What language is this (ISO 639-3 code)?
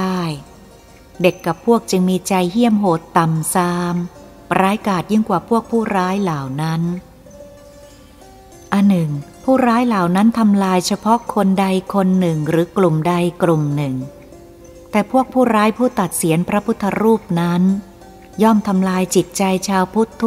tha